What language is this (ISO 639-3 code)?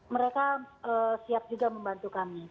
ind